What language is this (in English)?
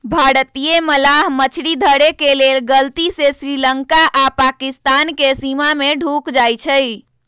Magahi